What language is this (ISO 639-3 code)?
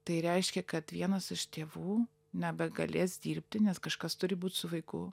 lit